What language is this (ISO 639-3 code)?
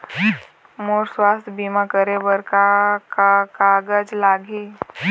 hne